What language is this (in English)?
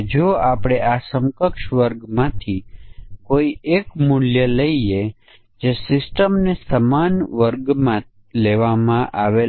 Gujarati